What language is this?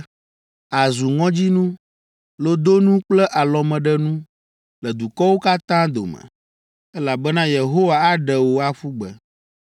Ewe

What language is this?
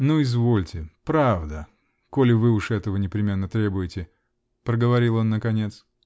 Russian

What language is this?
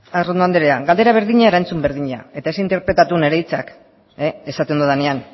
Basque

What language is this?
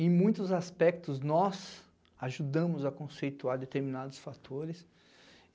Portuguese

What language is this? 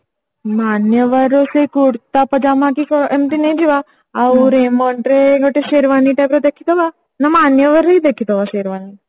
Odia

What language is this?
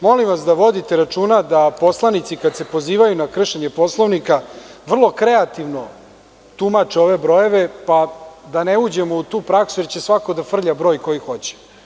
Serbian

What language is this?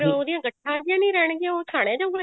Punjabi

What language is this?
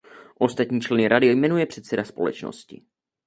Czech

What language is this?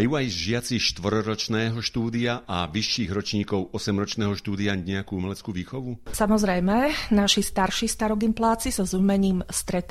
Slovak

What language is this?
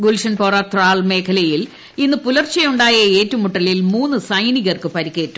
Malayalam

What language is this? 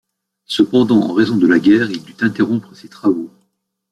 French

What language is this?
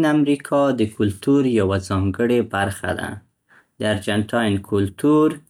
Central Pashto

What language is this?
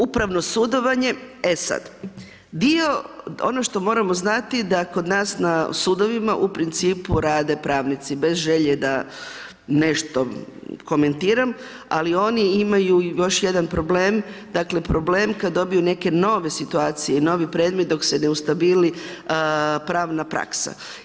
Croatian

